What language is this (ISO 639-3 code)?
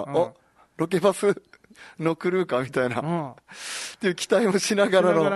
jpn